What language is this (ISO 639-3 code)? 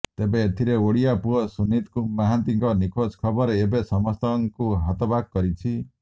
ori